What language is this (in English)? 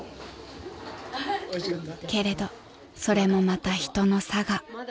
Japanese